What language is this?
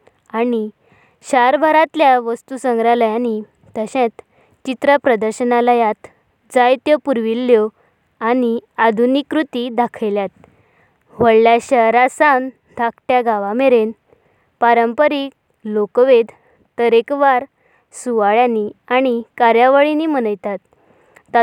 Konkani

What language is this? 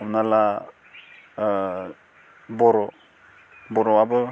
Bodo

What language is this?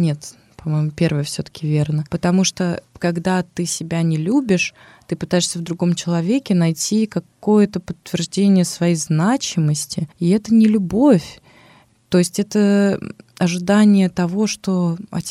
Russian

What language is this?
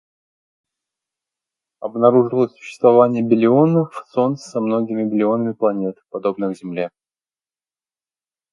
Russian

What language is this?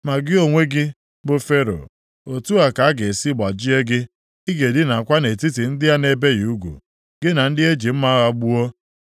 Igbo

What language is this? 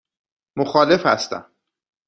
Persian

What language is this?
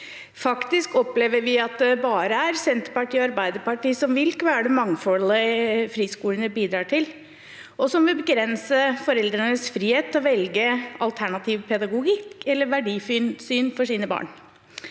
Norwegian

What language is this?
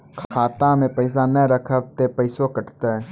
Maithili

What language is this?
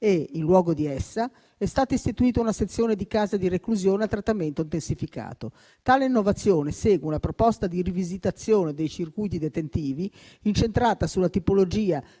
Italian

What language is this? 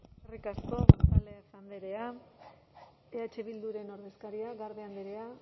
Basque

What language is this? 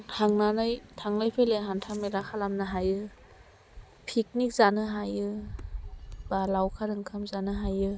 Bodo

